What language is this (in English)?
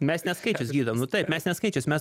Lithuanian